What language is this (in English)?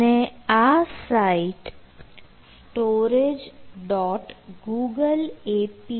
Gujarati